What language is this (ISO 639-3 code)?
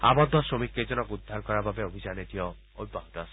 asm